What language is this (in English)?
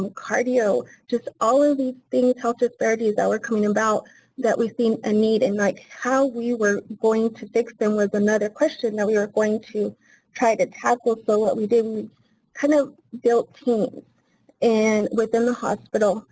English